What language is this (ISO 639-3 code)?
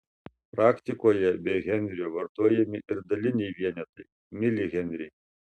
lit